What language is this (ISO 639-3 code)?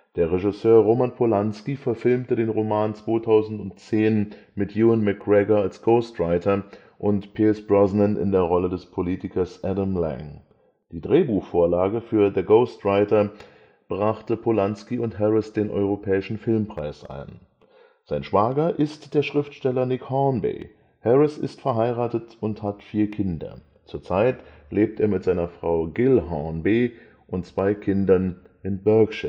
deu